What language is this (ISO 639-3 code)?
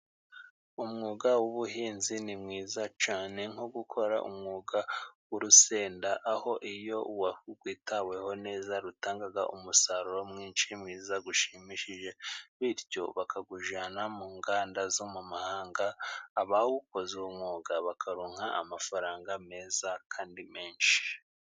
kin